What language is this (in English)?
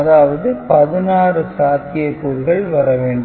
Tamil